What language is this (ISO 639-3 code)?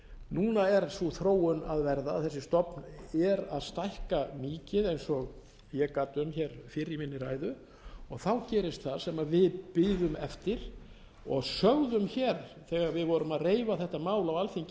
isl